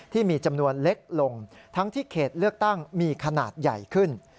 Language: Thai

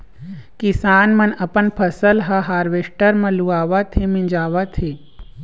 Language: Chhattisgarhi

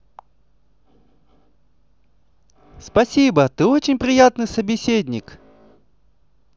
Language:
Russian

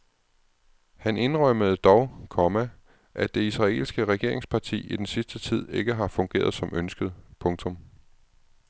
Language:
Danish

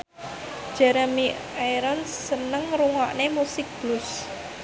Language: Javanese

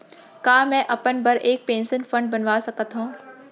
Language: Chhattisgarhi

